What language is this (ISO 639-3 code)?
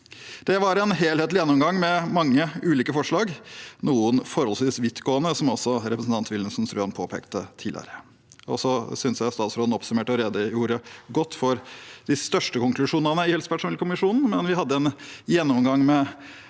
nor